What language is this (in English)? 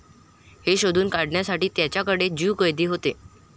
Marathi